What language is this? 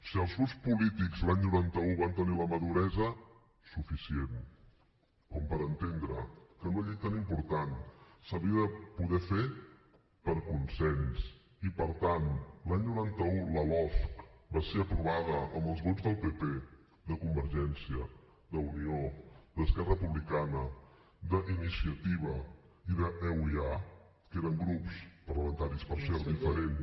Catalan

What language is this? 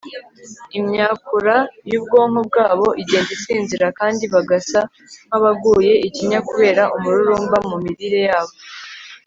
Kinyarwanda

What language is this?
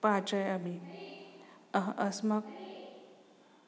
Sanskrit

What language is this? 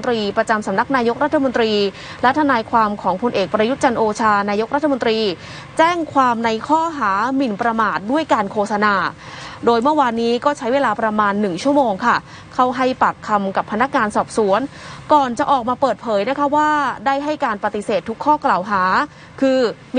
Thai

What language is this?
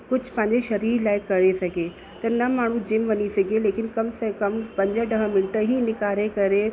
Sindhi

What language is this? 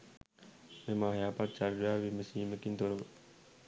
Sinhala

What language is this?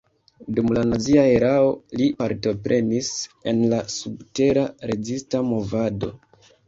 Esperanto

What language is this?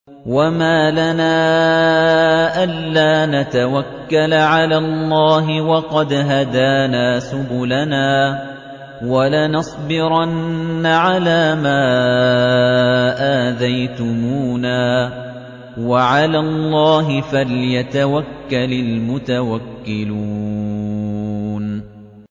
Arabic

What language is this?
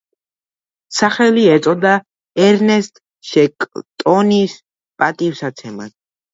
Georgian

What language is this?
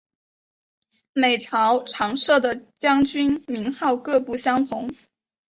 Chinese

